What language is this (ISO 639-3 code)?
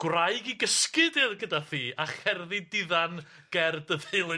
cym